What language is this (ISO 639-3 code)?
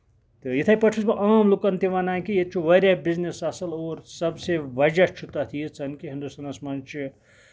kas